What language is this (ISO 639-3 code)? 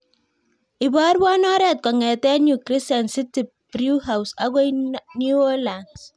kln